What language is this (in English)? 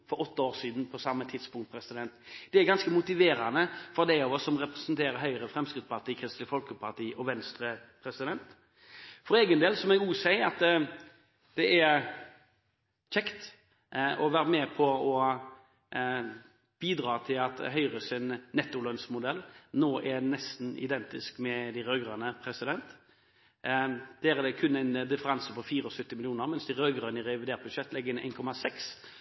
Norwegian Bokmål